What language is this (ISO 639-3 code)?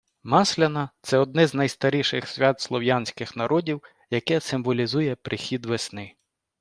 ukr